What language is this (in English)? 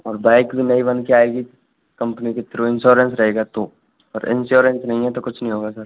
Hindi